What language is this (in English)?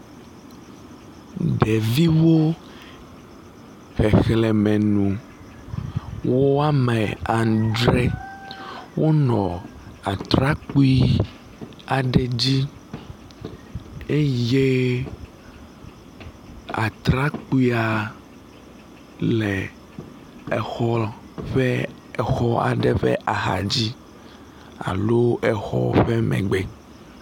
Ewe